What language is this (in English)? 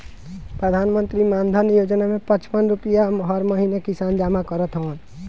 Bhojpuri